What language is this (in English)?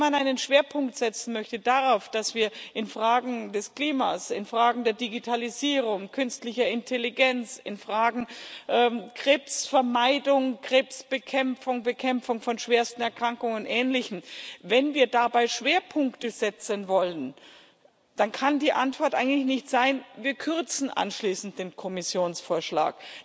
German